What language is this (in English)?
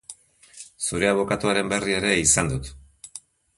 Basque